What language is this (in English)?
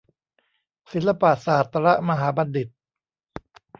Thai